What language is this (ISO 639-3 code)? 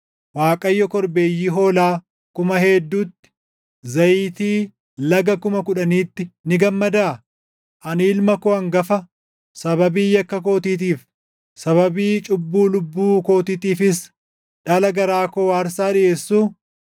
orm